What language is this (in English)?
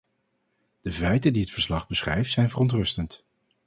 Dutch